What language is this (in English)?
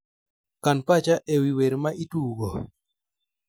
Luo (Kenya and Tanzania)